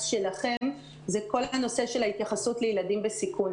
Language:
Hebrew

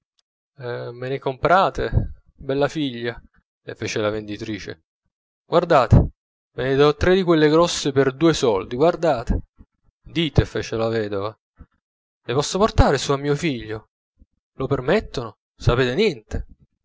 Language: Italian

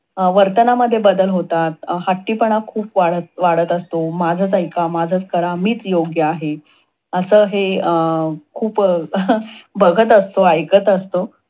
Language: Marathi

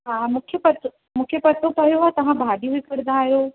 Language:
Sindhi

